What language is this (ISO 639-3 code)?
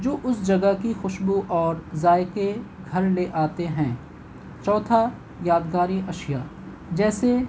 urd